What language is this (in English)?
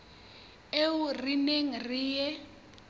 Southern Sotho